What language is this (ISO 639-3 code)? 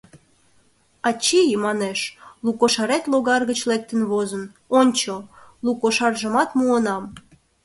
chm